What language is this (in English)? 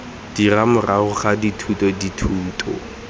Tswana